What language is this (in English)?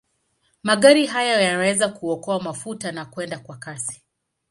Swahili